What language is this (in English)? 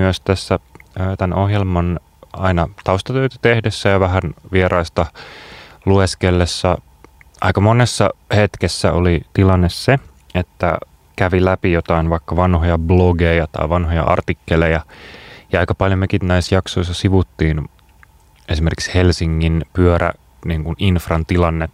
Finnish